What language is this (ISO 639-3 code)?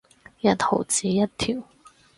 yue